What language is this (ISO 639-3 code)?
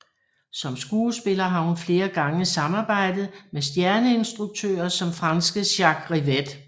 dan